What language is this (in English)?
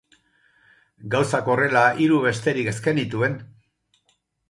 Basque